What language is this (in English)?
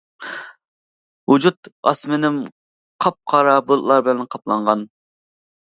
Uyghur